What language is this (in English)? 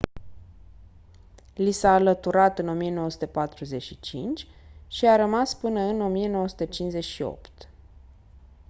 Romanian